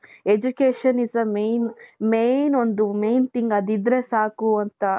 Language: Kannada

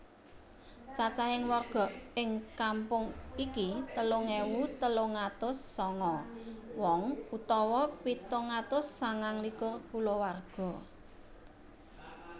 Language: Javanese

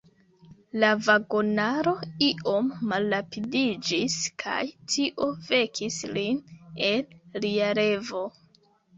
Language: Esperanto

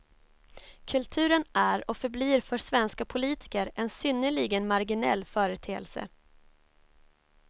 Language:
Swedish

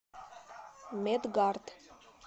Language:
Russian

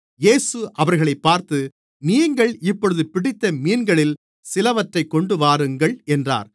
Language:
Tamil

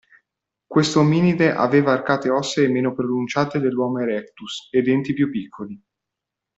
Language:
Italian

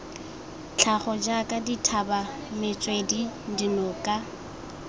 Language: Tswana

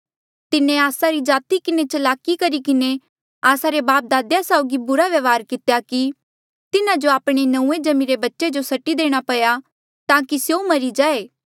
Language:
Mandeali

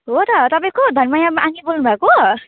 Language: Nepali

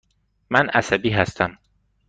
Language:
Persian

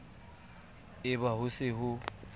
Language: Southern Sotho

